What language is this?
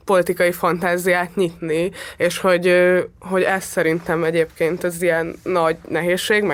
Hungarian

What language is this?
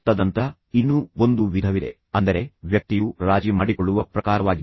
Kannada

